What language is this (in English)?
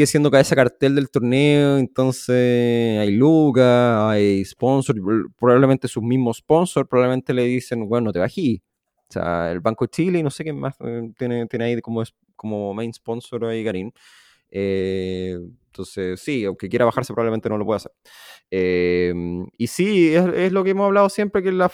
Spanish